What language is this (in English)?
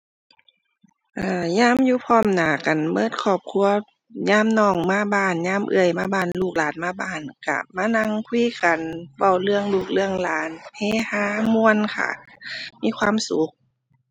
Thai